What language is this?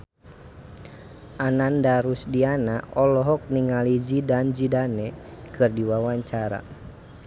Sundanese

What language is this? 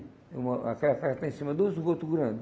Portuguese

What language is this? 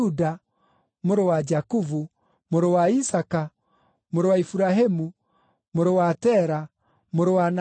Kikuyu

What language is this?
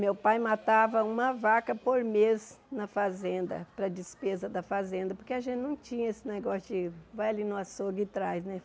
Portuguese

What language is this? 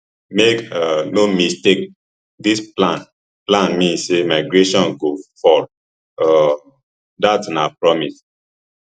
Nigerian Pidgin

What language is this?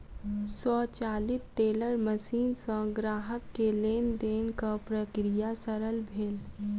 Maithili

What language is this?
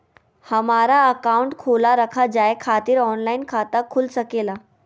Magahi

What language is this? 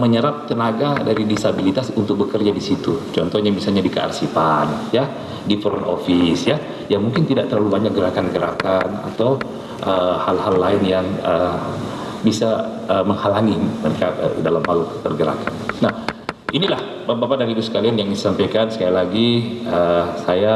Indonesian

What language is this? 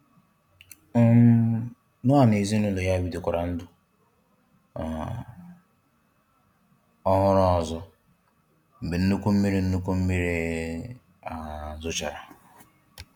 Igbo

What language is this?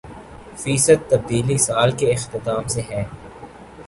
Urdu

